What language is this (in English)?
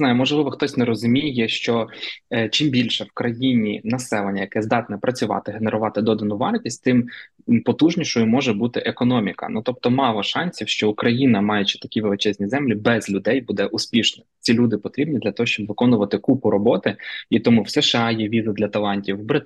Ukrainian